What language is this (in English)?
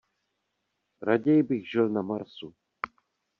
Czech